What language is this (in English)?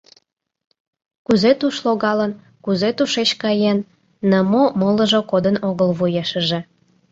Mari